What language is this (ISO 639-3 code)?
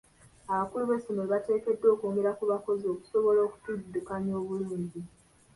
lug